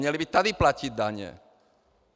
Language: Czech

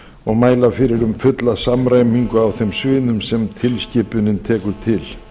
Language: Icelandic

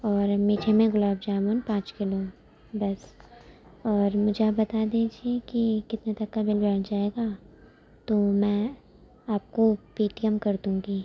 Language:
Urdu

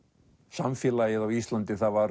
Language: Icelandic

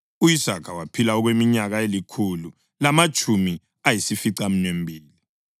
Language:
North Ndebele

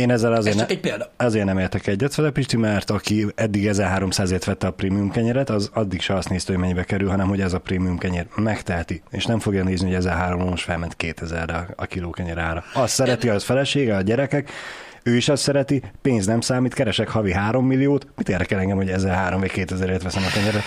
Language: Hungarian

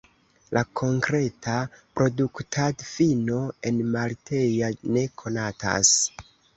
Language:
Esperanto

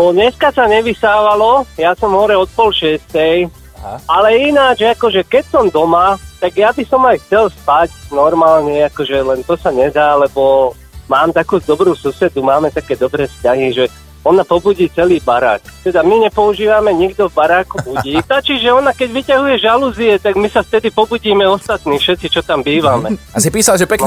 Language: Slovak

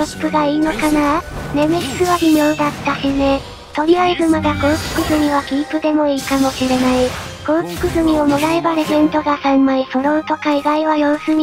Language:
Japanese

